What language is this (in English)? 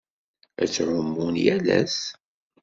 Kabyle